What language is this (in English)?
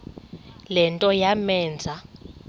Xhosa